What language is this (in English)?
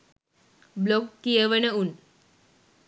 Sinhala